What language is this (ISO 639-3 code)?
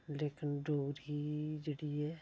doi